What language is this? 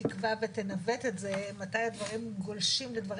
Hebrew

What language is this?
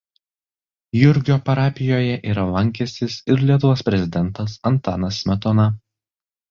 Lithuanian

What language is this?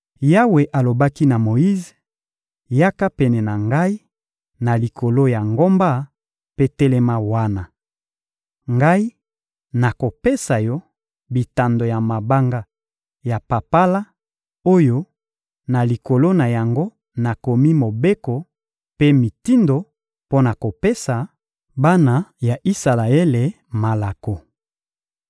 Lingala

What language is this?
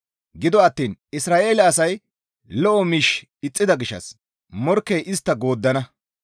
Gamo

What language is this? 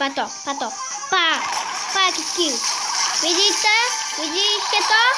Polish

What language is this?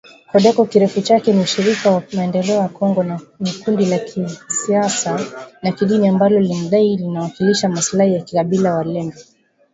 Swahili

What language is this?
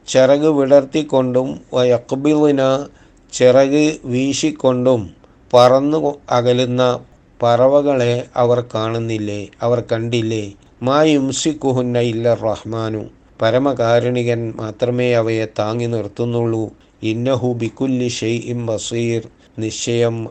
Malayalam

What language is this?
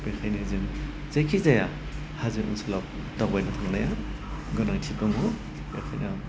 Bodo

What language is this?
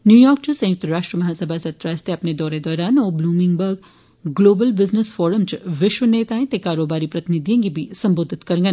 Dogri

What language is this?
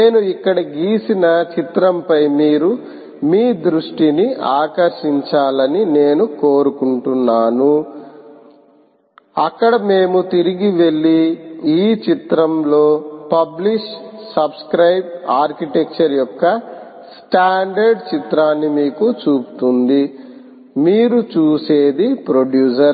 Telugu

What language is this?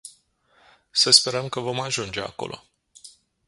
Romanian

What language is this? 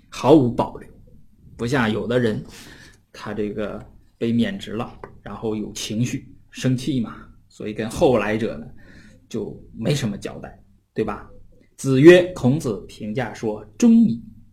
Chinese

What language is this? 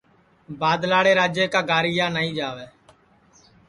Sansi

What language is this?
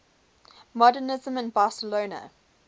English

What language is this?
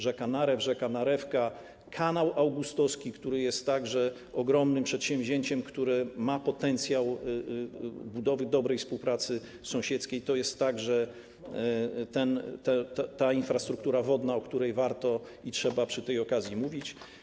Polish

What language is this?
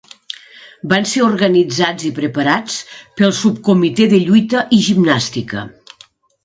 Catalan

